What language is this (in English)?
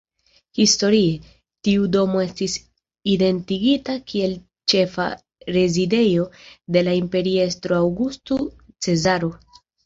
Esperanto